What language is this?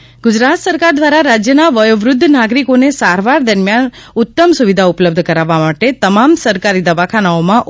Gujarati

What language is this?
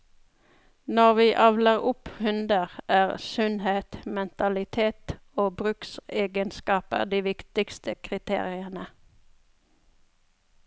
Norwegian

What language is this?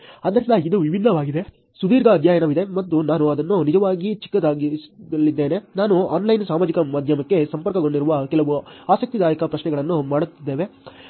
Kannada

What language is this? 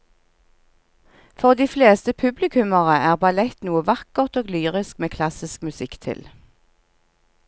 Norwegian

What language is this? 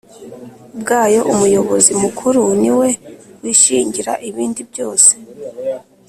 Kinyarwanda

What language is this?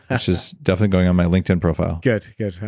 English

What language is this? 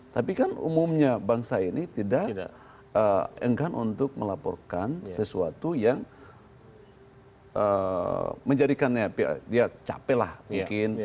Indonesian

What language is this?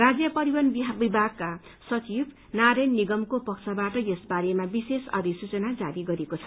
Nepali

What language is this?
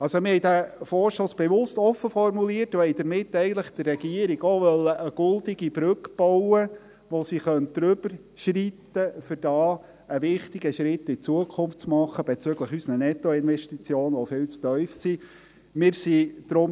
Swiss German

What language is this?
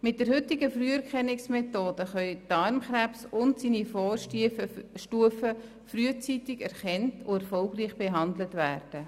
Swiss German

